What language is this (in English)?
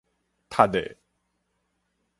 Min Nan Chinese